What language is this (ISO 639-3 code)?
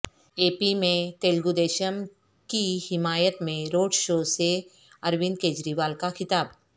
urd